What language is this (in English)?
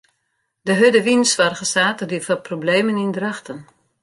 Western Frisian